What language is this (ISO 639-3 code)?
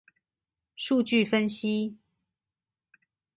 zho